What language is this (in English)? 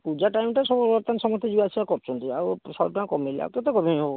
Odia